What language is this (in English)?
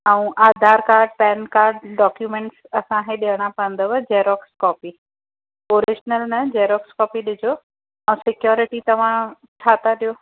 Sindhi